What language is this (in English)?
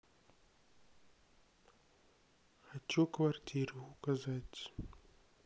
Russian